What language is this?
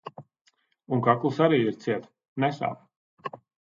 Latvian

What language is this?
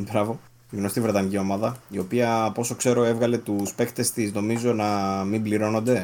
Greek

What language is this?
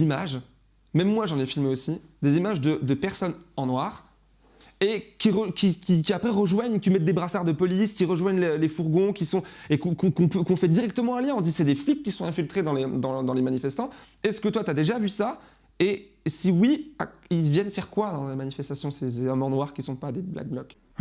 French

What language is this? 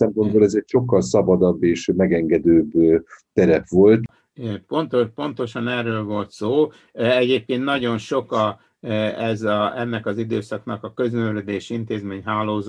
Hungarian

